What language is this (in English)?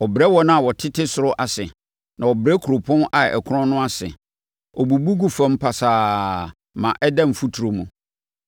Akan